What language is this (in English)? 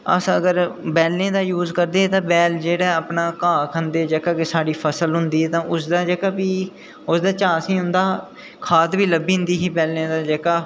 Dogri